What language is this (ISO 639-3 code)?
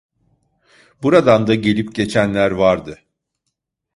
tur